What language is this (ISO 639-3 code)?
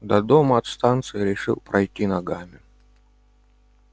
rus